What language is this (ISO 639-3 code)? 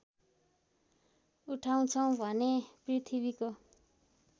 nep